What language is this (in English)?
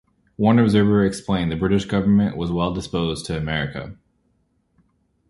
English